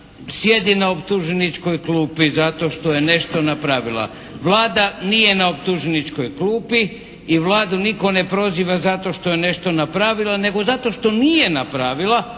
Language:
Croatian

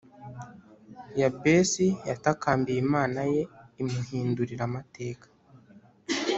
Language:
Kinyarwanda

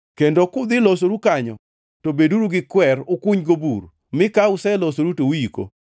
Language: Luo (Kenya and Tanzania)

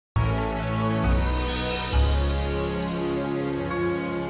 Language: Indonesian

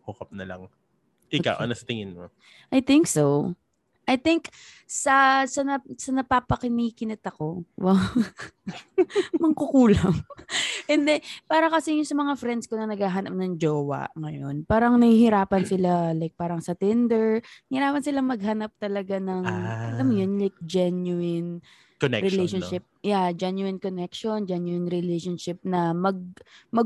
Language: Filipino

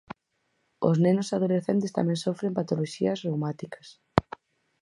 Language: Galician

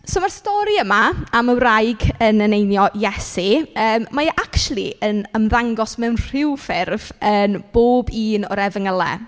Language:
Welsh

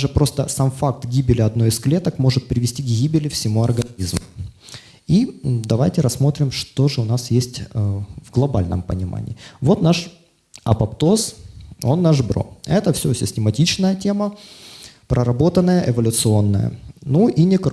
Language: Russian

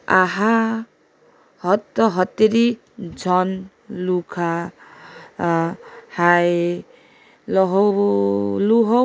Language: Nepali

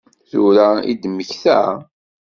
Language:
Kabyle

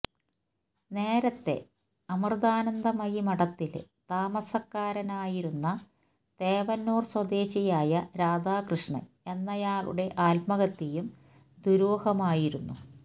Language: Malayalam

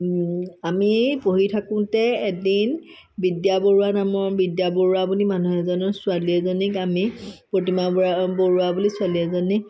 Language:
Assamese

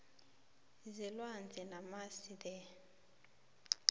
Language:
South Ndebele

